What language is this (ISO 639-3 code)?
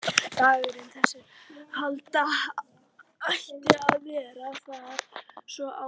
isl